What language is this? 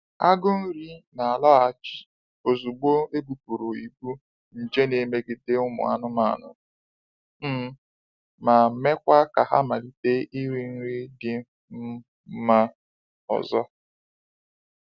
Igbo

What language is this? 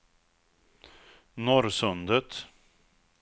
Swedish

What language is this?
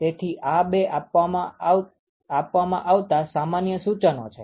Gujarati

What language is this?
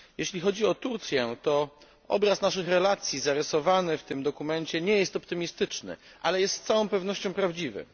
Polish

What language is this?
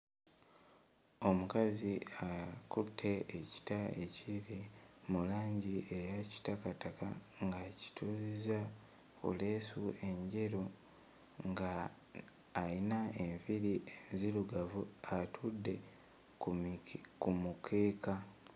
Ganda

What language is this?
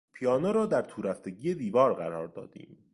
Persian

